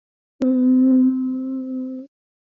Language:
Swahili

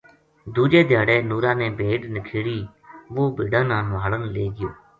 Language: Gujari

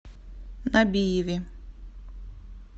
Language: Russian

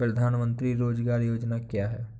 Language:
Hindi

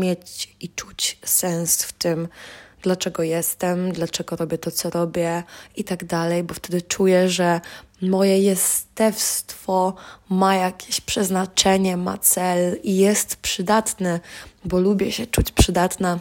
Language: Polish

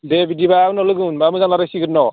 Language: Bodo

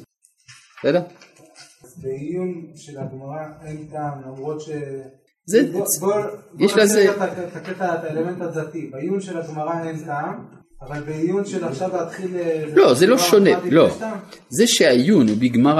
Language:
Hebrew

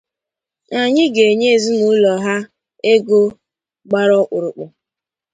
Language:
Igbo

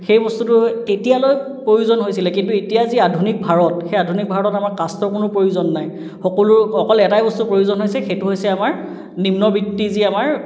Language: Assamese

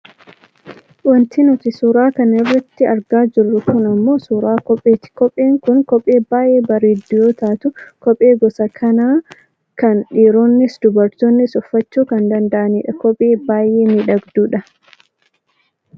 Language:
Oromo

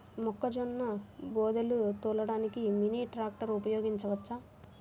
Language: Telugu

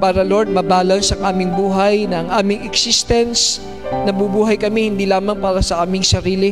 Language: Filipino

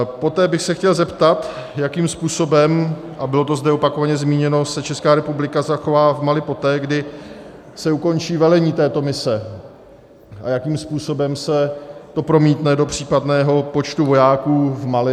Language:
Czech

